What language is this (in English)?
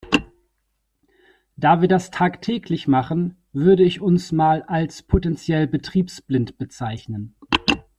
German